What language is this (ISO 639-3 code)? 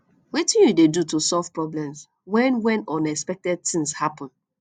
pcm